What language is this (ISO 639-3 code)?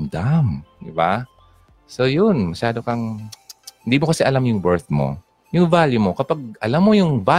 fil